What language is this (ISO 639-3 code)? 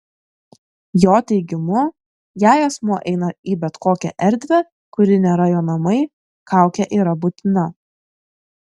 lit